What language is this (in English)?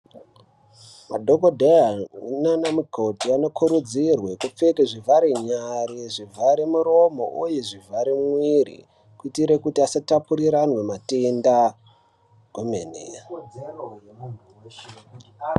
Ndau